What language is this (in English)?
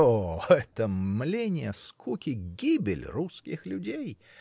Russian